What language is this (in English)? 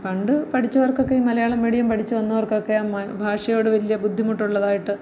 Malayalam